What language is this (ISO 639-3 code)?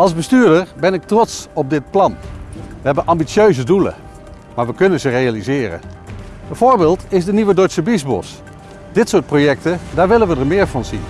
nld